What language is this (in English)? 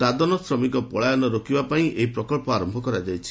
Odia